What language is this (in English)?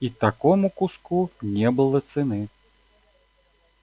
Russian